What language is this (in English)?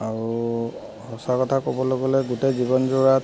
Assamese